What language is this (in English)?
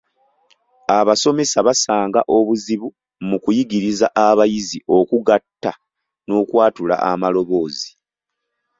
Ganda